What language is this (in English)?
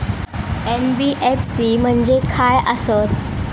Marathi